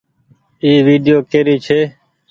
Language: Goaria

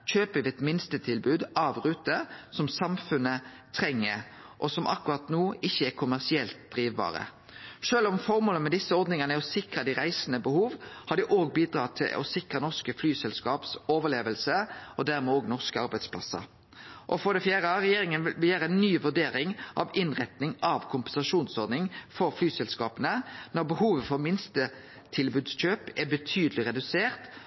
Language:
Norwegian Nynorsk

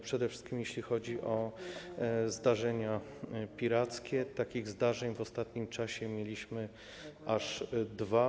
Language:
Polish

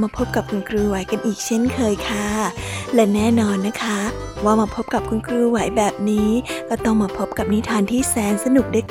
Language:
Thai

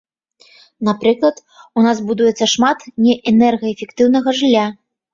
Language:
Belarusian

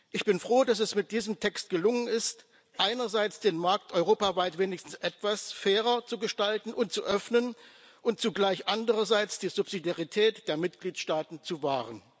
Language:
German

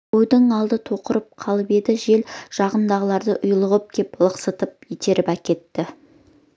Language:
Kazakh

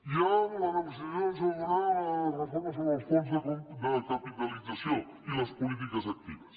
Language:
Catalan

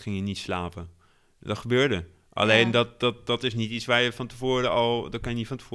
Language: Dutch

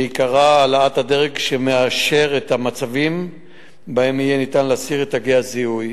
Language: Hebrew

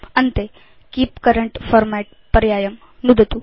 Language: Sanskrit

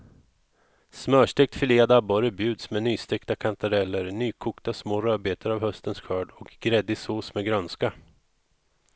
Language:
Swedish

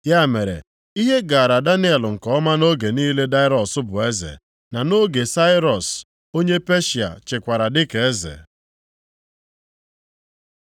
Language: Igbo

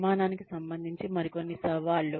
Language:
Telugu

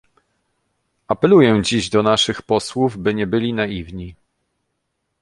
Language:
Polish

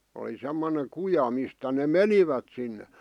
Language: Finnish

